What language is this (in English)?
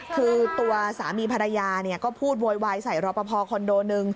Thai